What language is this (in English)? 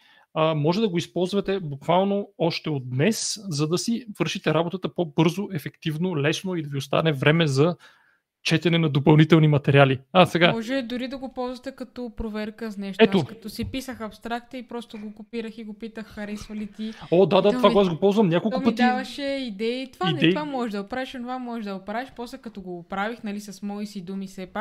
Bulgarian